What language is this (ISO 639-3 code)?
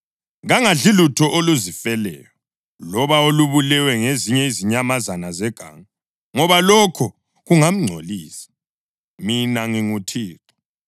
nde